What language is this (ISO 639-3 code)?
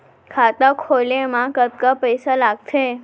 hne